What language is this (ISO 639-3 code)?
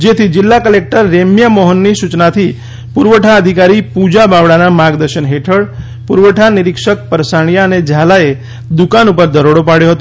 guj